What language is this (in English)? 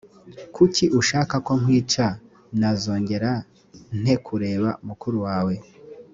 Kinyarwanda